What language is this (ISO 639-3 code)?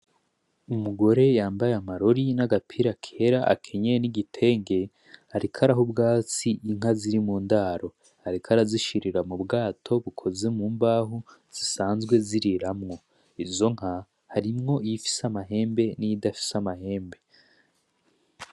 run